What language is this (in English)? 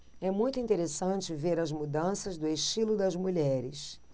Portuguese